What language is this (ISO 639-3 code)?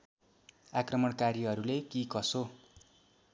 nep